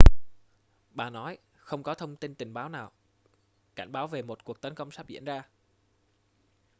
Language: Vietnamese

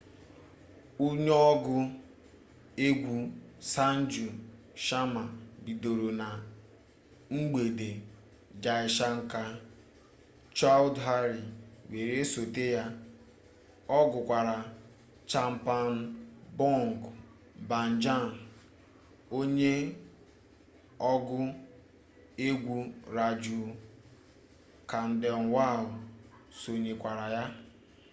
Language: Igbo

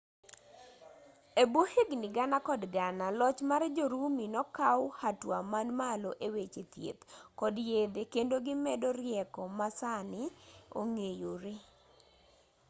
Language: Luo (Kenya and Tanzania)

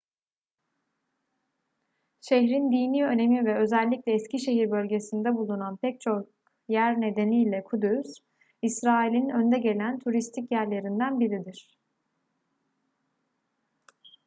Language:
Turkish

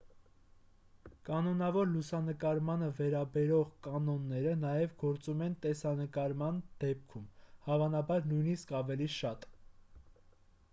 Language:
Armenian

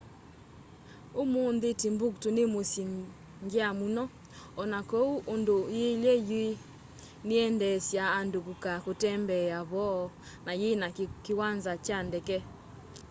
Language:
Kamba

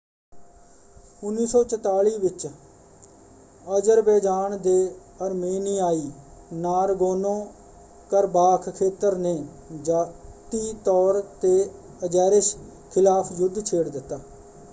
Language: Punjabi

